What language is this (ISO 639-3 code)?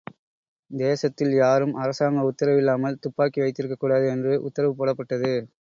tam